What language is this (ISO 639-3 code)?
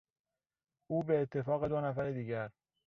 fas